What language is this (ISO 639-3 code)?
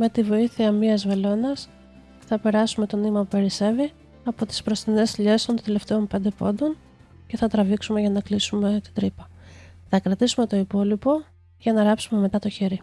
ell